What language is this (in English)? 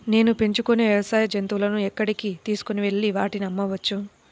Telugu